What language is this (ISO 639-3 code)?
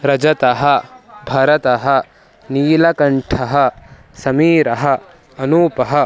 san